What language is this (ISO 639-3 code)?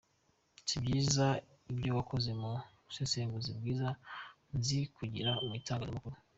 kin